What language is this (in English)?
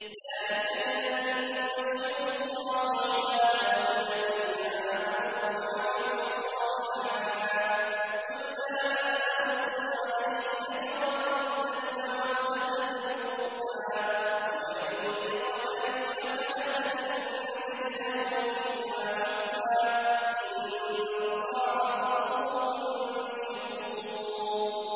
Arabic